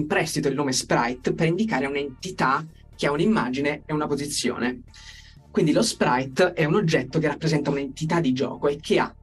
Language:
Italian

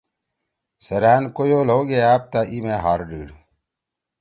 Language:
Torwali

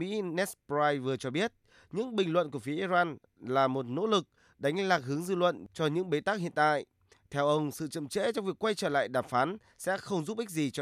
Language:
Vietnamese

